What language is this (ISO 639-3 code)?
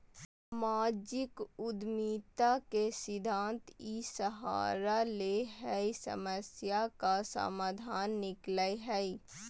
mag